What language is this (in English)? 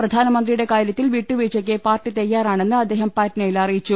Malayalam